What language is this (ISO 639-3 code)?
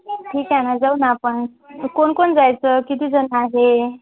mar